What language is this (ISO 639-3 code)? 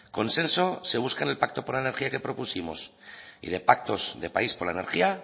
spa